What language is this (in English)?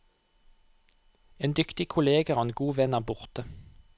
Norwegian